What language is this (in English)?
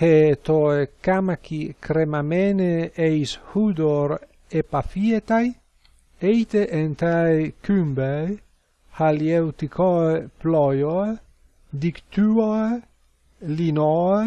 Greek